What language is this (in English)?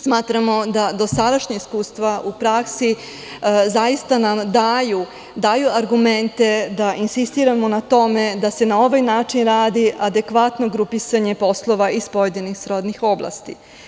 Serbian